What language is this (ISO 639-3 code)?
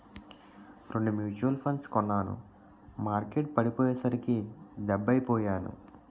tel